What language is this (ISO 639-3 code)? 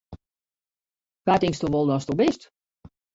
fry